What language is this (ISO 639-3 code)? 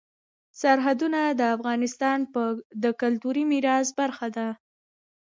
pus